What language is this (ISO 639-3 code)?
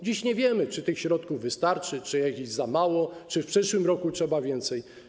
pol